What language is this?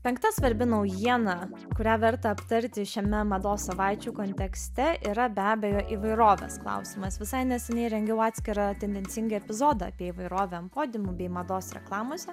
Lithuanian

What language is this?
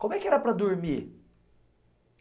Portuguese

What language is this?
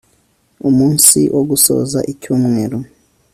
Kinyarwanda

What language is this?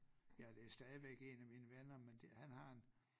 Danish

